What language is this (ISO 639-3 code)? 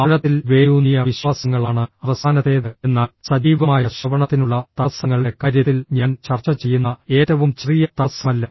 mal